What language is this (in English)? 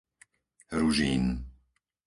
Slovak